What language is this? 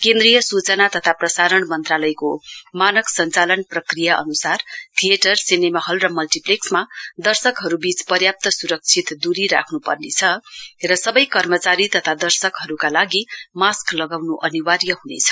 Nepali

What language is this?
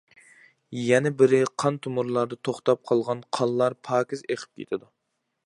Uyghur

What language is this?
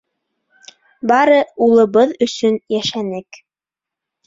Bashkir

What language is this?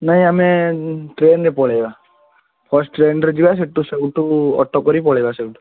Odia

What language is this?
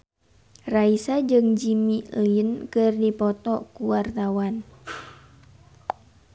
Sundanese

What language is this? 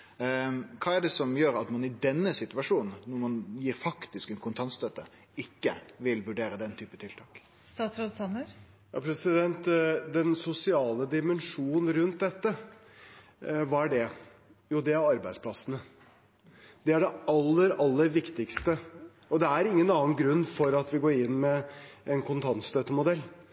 Norwegian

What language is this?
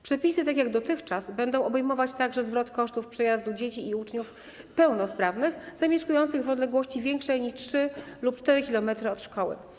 Polish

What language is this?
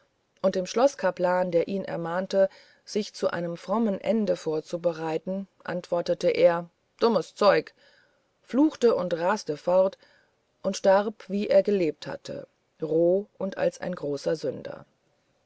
German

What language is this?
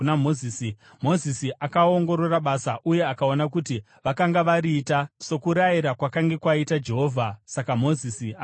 Shona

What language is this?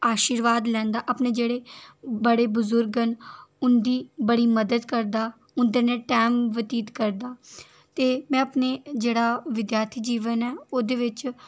Dogri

